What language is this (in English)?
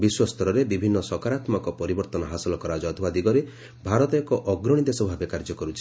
Odia